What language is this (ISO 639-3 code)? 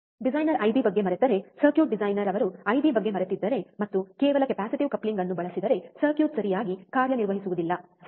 kan